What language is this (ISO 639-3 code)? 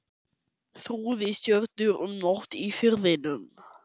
isl